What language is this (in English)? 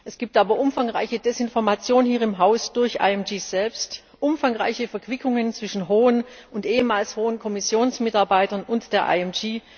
German